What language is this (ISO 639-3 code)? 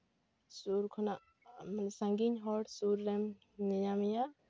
sat